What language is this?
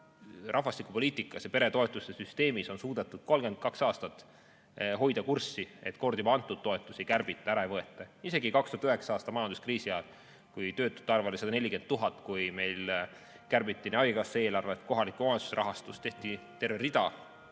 Estonian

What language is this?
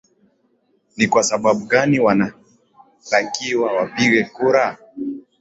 Swahili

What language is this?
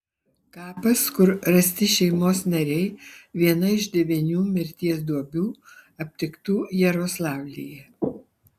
Lithuanian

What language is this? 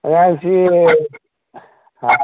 Manipuri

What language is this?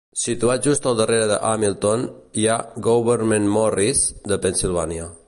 Catalan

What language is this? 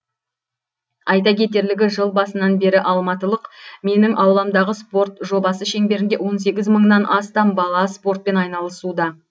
Kazakh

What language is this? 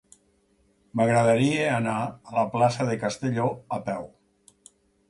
Catalan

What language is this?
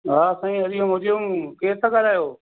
Sindhi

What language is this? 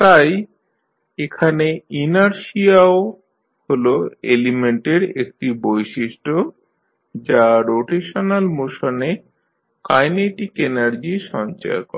Bangla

